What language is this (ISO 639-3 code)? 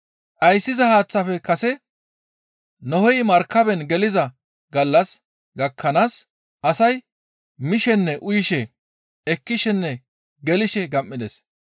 gmv